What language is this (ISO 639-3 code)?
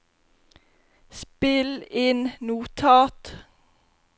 nor